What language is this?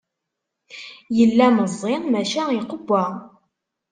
Kabyle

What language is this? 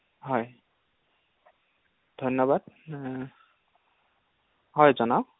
Assamese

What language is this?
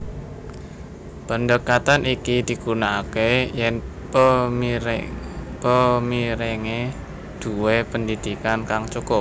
Javanese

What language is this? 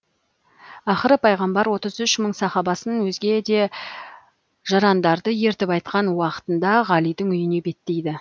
Kazakh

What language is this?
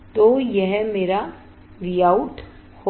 Hindi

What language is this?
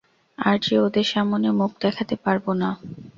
Bangla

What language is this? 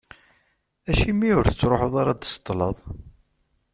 Kabyle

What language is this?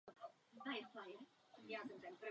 Czech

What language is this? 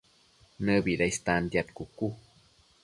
Matsés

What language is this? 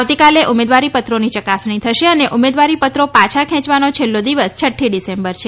Gujarati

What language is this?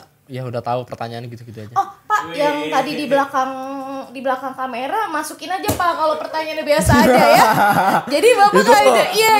Indonesian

